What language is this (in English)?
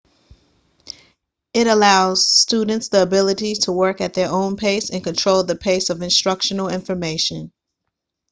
English